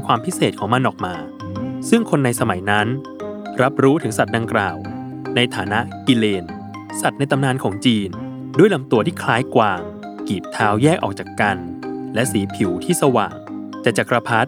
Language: Thai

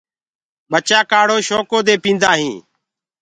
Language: Gurgula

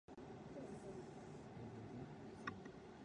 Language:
Japanese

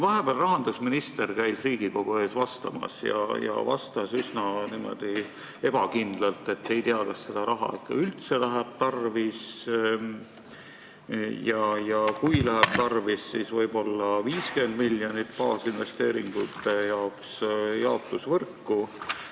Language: Estonian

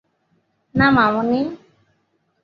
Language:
Bangla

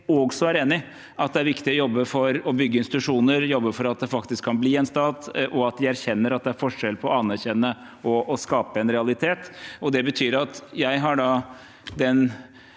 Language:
Norwegian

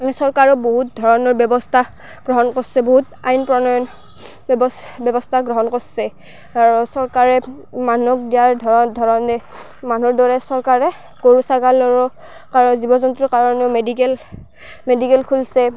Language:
Assamese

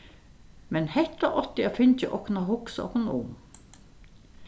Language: Faroese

